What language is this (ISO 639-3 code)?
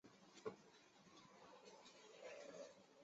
zho